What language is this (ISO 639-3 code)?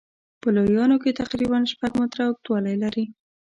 pus